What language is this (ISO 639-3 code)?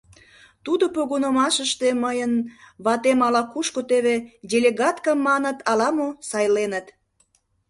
chm